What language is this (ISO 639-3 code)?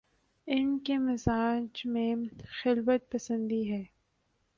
urd